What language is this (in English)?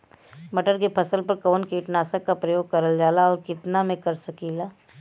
Bhojpuri